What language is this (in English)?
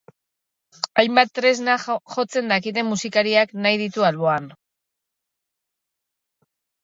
Basque